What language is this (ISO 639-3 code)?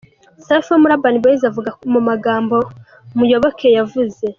kin